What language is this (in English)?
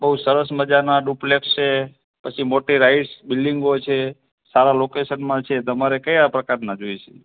Gujarati